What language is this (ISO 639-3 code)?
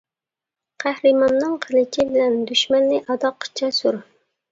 uig